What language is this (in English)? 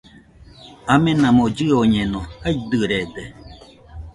Nüpode Huitoto